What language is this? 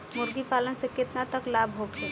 Bhojpuri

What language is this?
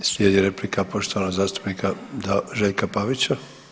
Croatian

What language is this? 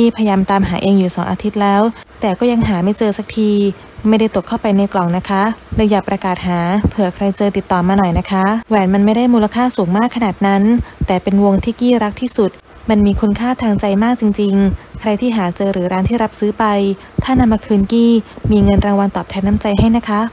Thai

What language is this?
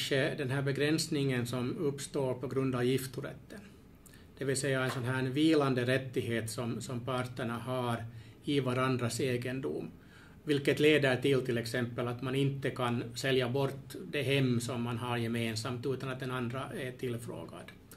Swedish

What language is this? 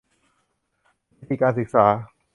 Thai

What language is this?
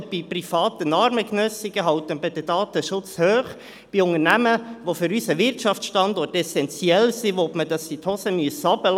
Swiss German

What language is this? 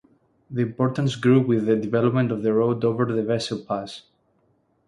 English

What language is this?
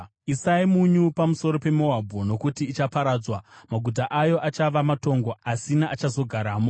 Shona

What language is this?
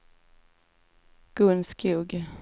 Swedish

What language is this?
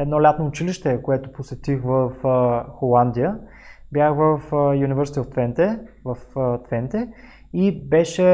Bulgarian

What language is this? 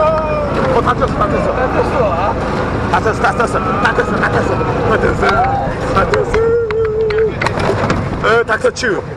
Korean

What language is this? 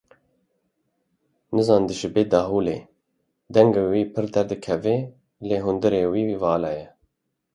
Kurdish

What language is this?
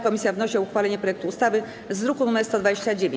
Polish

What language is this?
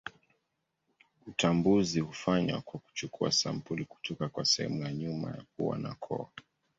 Swahili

